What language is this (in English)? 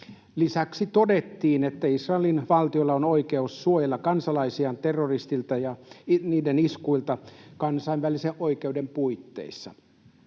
Finnish